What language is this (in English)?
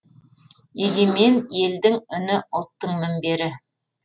Kazakh